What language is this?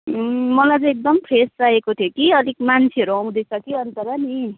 Nepali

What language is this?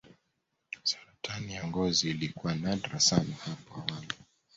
Swahili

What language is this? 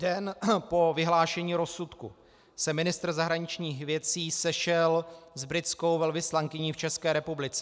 Czech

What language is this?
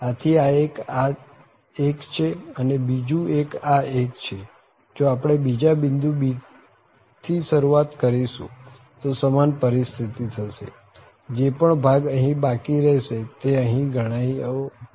Gujarati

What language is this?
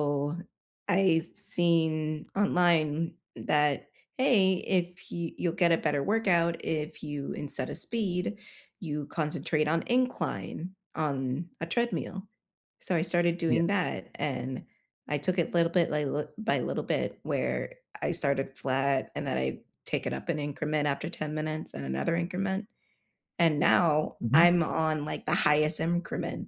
English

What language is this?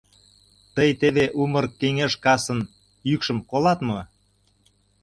Mari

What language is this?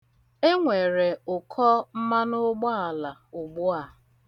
Igbo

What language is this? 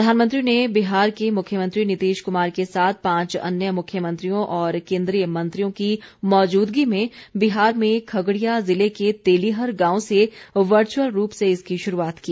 Hindi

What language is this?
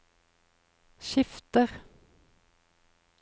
Norwegian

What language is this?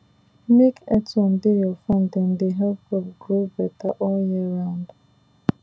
Nigerian Pidgin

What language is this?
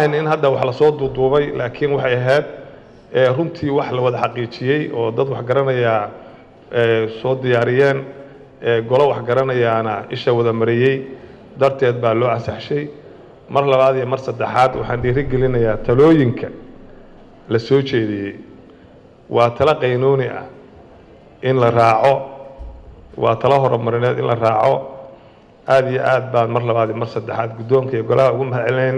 Arabic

